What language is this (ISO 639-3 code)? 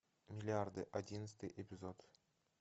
rus